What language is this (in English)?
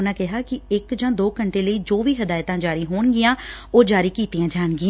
Punjabi